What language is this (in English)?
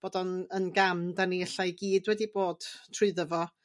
Welsh